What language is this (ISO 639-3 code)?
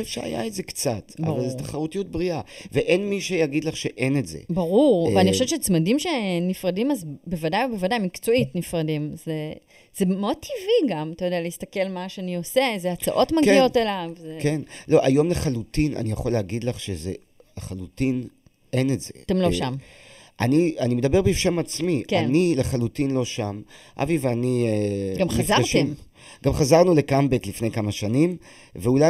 heb